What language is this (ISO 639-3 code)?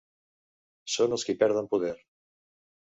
cat